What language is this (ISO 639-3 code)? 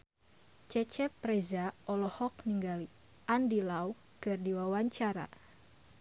sun